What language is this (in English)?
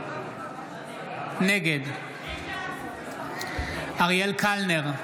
Hebrew